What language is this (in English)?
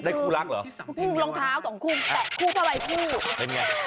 Thai